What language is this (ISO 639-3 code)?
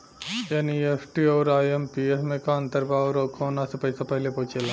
bho